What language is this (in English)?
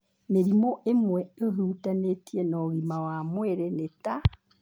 Kikuyu